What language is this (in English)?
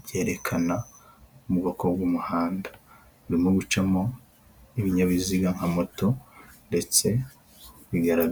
Kinyarwanda